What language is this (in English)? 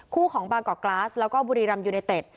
Thai